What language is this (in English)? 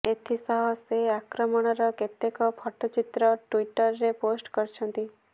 Odia